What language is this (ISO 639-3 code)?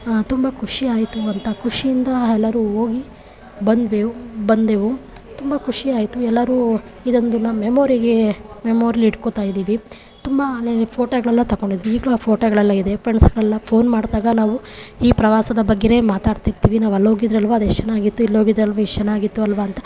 kan